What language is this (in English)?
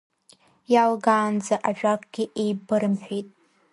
Abkhazian